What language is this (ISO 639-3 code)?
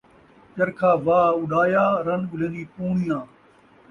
skr